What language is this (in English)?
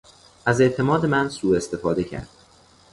Persian